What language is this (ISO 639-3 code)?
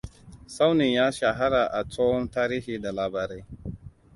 hau